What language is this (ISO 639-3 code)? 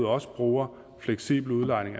dan